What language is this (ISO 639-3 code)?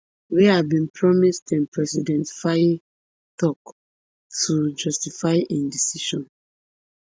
pcm